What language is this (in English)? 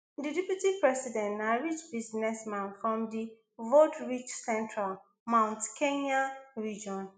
Nigerian Pidgin